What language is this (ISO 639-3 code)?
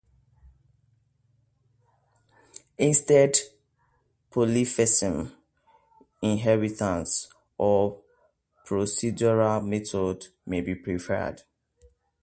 eng